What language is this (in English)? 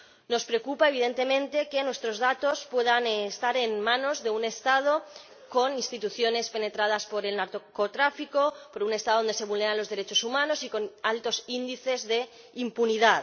Spanish